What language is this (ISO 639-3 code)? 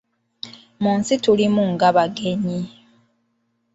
lug